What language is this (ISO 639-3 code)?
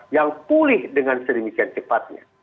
ind